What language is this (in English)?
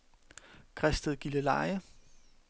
Danish